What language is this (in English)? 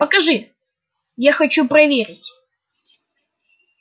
Russian